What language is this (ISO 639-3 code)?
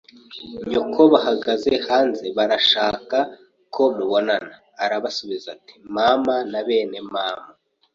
kin